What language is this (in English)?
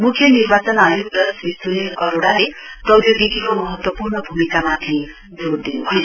Nepali